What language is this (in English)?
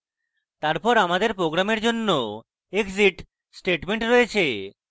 Bangla